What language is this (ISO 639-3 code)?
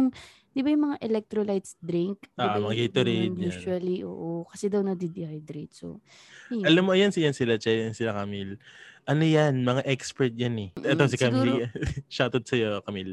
fil